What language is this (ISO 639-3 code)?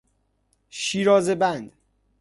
fas